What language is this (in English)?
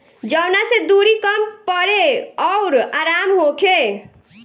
Bhojpuri